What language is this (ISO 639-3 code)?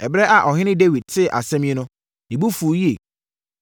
aka